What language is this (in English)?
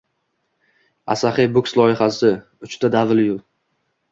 Uzbek